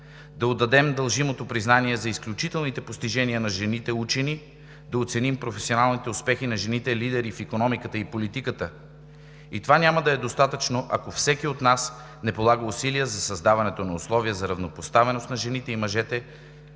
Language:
Bulgarian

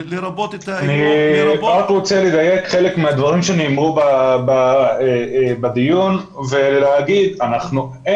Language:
Hebrew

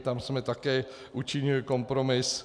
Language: Czech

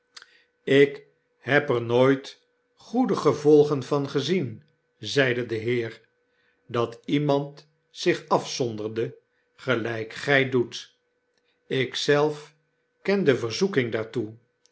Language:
Dutch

